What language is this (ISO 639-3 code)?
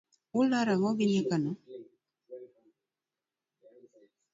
luo